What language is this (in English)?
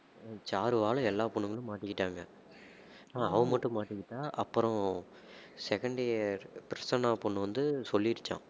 Tamil